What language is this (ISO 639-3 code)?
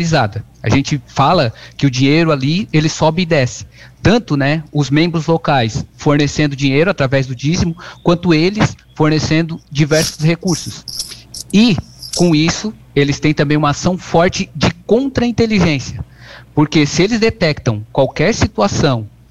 por